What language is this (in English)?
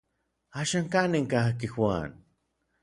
Orizaba Nahuatl